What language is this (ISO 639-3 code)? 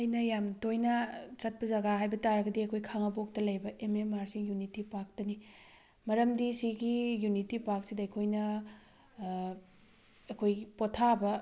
mni